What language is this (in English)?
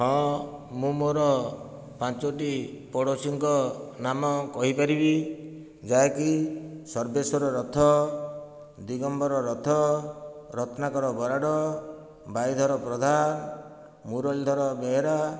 Odia